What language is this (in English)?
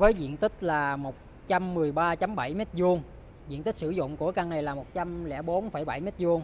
Vietnamese